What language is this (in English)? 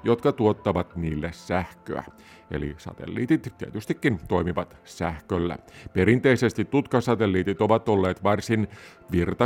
Finnish